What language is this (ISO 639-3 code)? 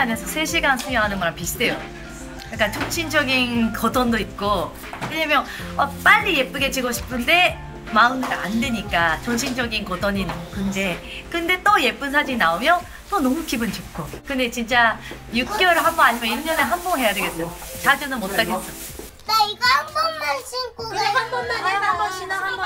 kor